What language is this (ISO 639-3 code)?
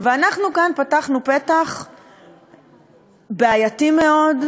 heb